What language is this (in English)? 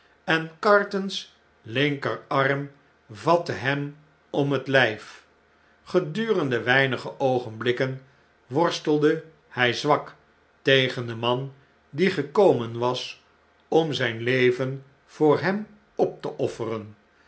Dutch